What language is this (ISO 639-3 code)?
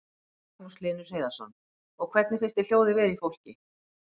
isl